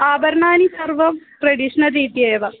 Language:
Sanskrit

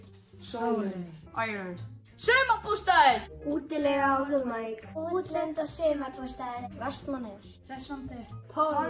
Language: Icelandic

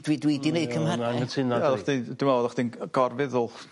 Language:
Welsh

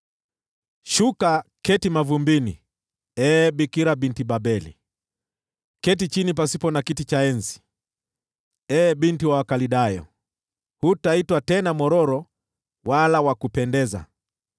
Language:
Swahili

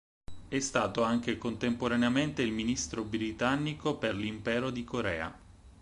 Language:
Italian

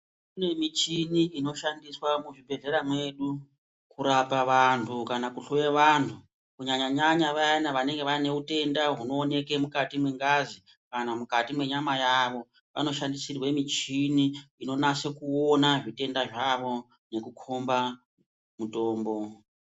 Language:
Ndau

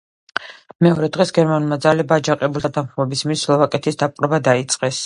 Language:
Georgian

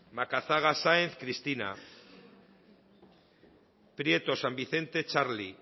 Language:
Basque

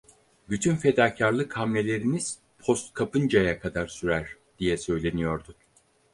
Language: Turkish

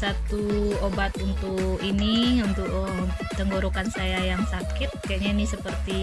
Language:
Indonesian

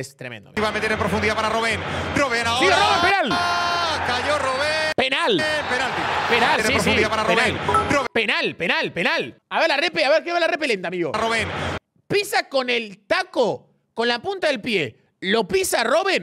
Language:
Spanish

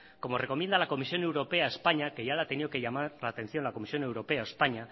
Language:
Spanish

